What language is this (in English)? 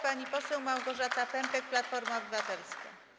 Polish